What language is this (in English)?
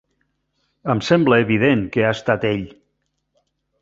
Catalan